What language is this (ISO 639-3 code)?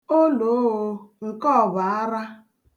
ibo